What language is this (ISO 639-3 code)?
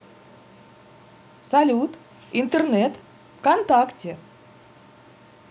rus